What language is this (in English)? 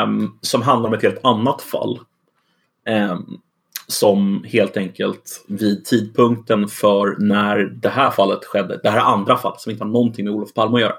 Swedish